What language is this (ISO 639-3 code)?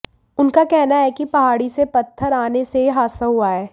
hin